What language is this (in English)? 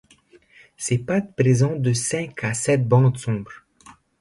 French